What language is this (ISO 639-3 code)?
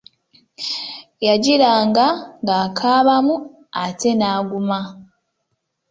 lug